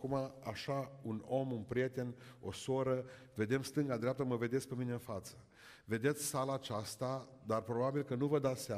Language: Romanian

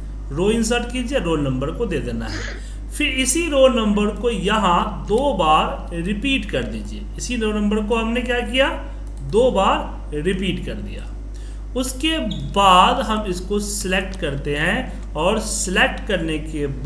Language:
Hindi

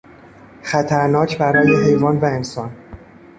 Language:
Persian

